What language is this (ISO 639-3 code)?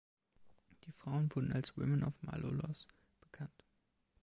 deu